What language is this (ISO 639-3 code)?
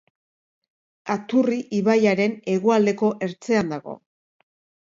eus